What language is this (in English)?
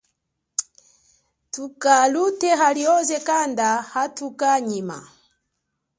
Chokwe